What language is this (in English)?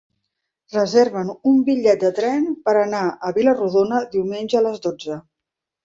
Catalan